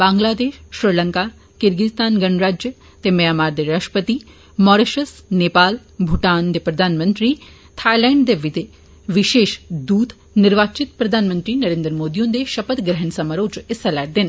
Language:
Dogri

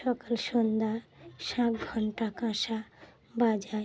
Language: Bangla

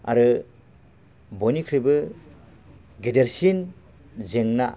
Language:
Bodo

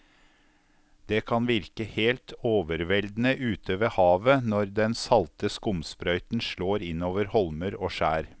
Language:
Norwegian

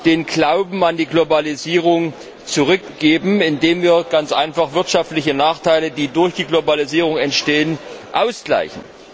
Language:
German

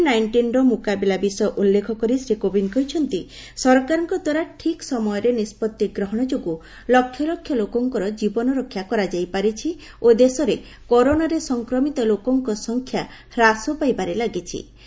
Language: Odia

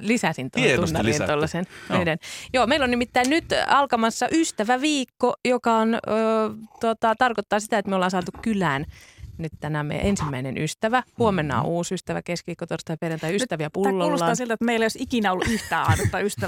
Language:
Finnish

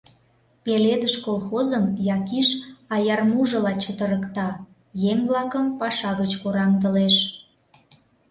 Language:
Mari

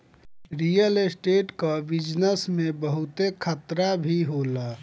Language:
Bhojpuri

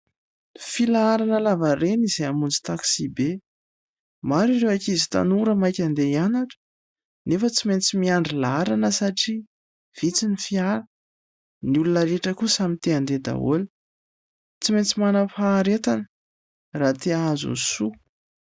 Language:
Malagasy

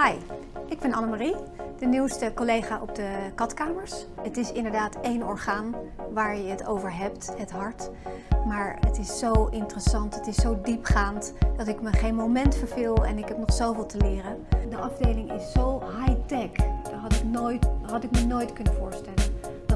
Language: Dutch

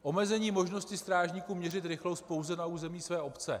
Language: Czech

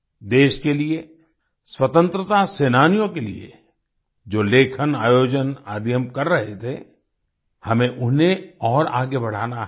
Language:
Hindi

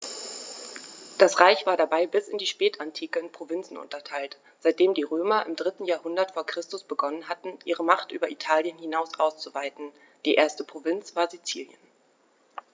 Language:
German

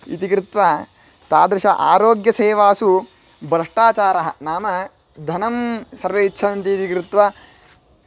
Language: Sanskrit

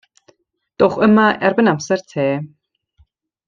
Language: Welsh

